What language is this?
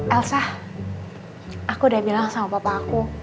Indonesian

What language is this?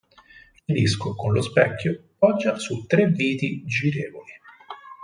Italian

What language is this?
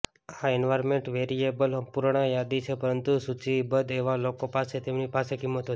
Gujarati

